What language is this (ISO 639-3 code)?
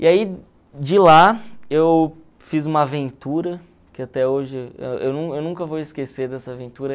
por